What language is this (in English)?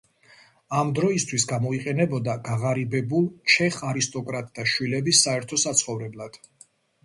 Georgian